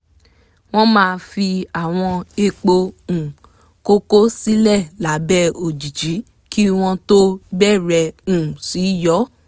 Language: Yoruba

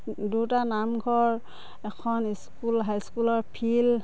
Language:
Assamese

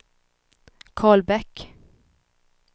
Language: Swedish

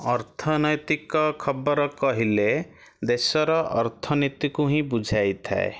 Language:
Odia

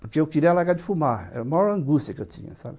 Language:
Portuguese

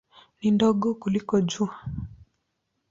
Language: Swahili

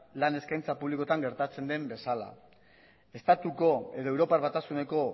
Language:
Basque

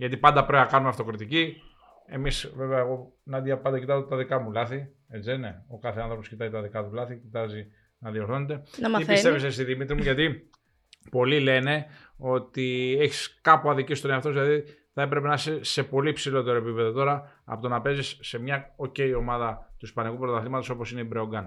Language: Greek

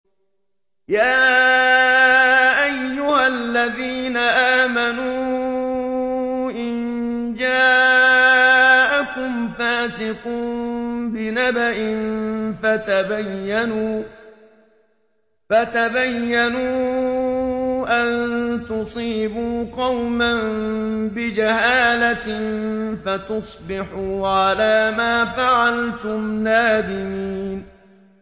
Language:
Arabic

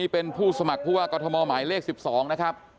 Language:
Thai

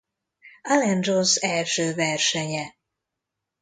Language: Hungarian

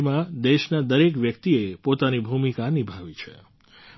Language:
Gujarati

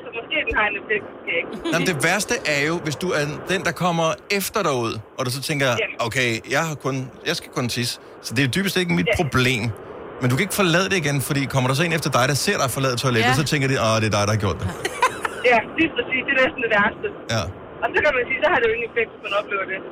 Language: Danish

